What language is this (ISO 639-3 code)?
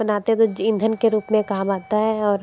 hin